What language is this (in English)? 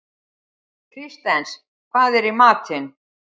Icelandic